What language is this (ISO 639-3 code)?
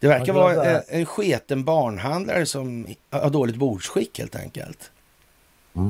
swe